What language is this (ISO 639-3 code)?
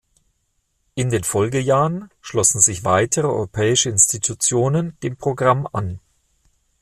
deu